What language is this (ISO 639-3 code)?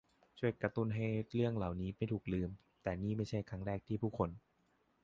tha